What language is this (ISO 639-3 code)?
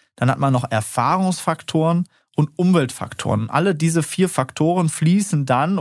deu